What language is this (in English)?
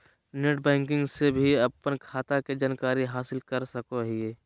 Magahi